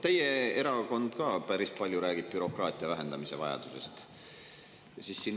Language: Estonian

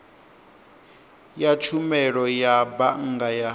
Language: Venda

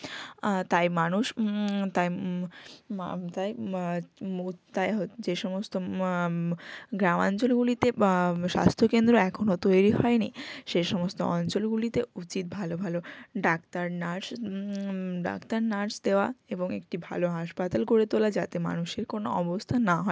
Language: Bangla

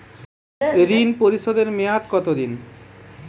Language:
Bangla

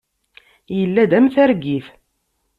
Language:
Kabyle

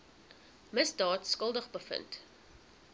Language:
Afrikaans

